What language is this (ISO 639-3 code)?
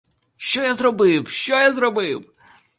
ukr